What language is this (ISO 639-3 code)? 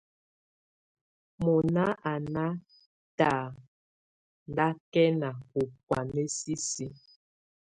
tvu